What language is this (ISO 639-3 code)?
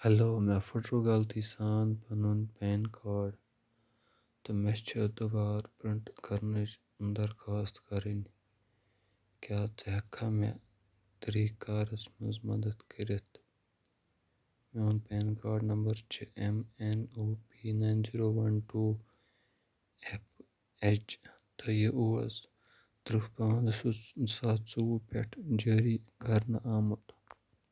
kas